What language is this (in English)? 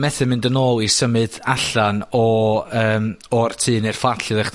Welsh